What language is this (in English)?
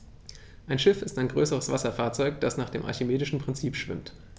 German